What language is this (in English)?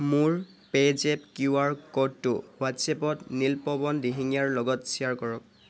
Assamese